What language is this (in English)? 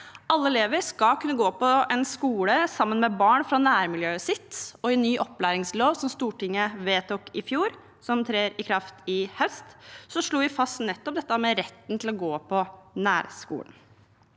Norwegian